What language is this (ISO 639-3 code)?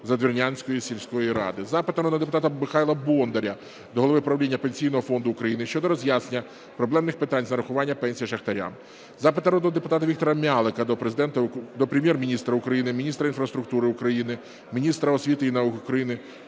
ukr